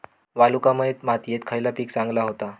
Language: Marathi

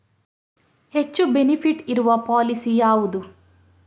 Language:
Kannada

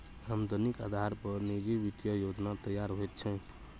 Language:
Maithili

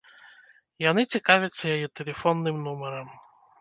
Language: Belarusian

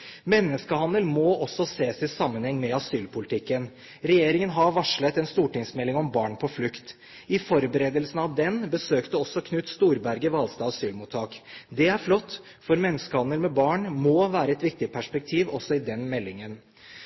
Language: Norwegian Bokmål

